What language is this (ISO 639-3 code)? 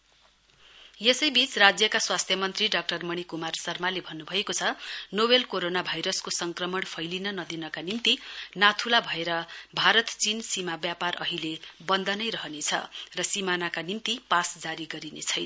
nep